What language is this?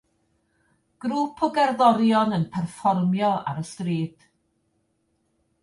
Welsh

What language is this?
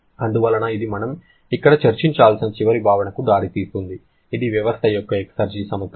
Telugu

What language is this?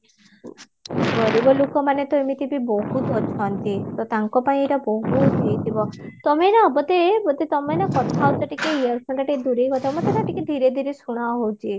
Odia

